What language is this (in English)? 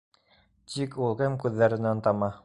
Bashkir